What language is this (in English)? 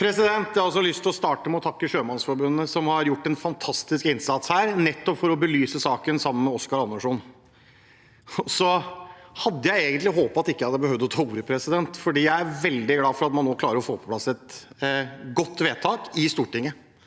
Norwegian